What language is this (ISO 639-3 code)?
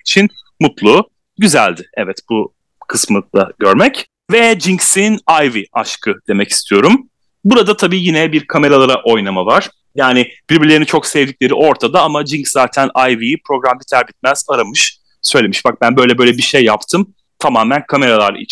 tur